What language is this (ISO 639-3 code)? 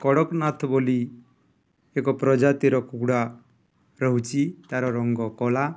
ori